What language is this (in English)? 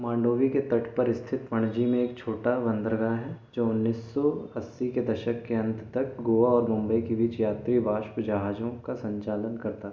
Hindi